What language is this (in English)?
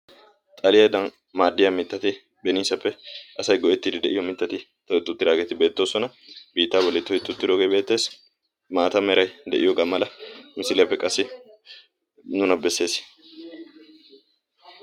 Wolaytta